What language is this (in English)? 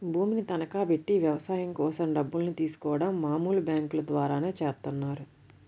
Telugu